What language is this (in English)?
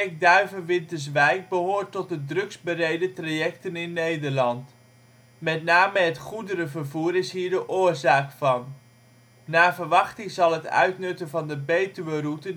Dutch